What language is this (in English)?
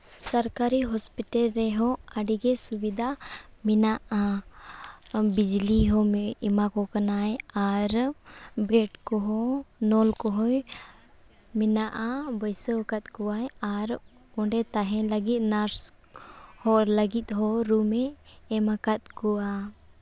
Santali